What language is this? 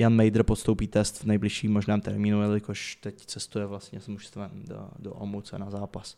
Czech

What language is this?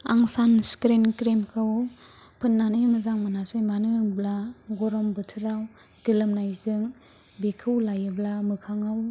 Bodo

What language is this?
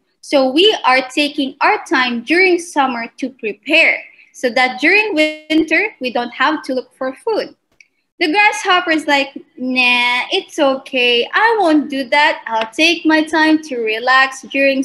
English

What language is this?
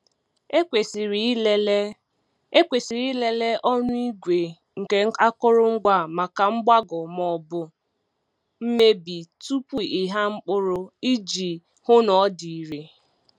Igbo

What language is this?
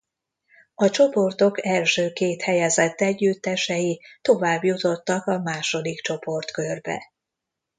Hungarian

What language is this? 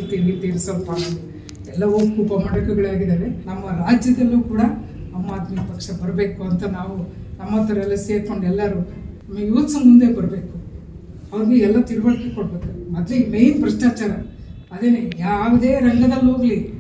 Arabic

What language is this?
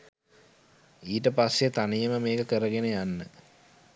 Sinhala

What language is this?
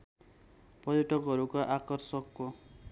Nepali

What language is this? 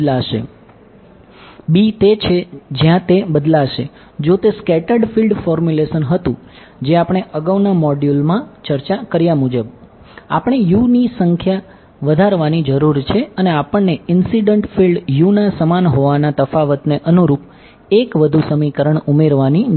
Gujarati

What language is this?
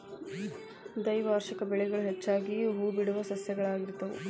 Kannada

